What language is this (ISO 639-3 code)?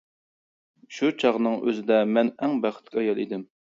uig